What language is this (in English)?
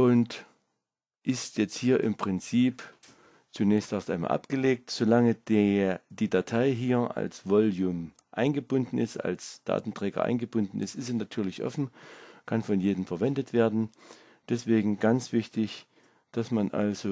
German